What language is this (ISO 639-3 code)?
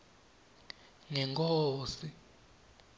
ssw